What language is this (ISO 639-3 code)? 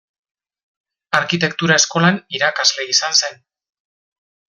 eus